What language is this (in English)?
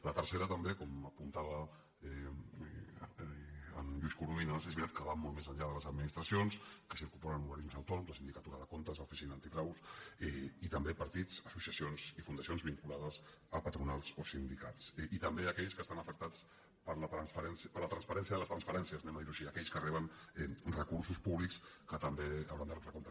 Catalan